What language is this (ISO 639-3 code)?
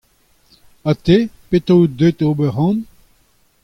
bre